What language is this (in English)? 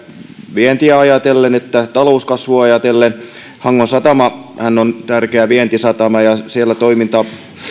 Finnish